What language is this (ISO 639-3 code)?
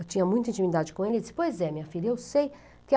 por